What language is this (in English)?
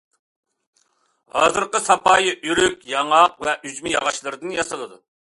Uyghur